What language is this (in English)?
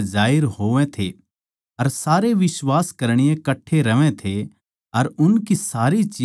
Haryanvi